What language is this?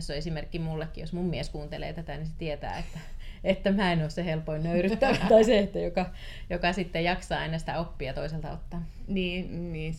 Finnish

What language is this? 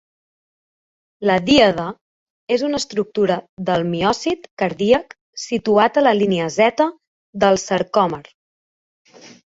Catalan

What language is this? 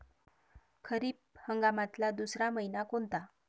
Marathi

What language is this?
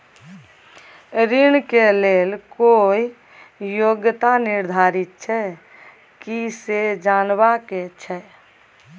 Maithili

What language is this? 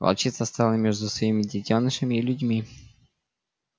Russian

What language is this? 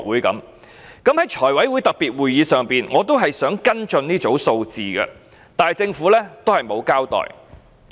Cantonese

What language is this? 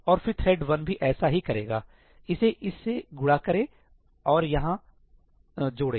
Hindi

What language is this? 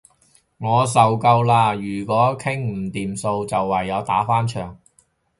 Cantonese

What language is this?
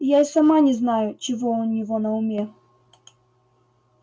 Russian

